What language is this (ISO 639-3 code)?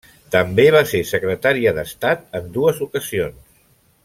cat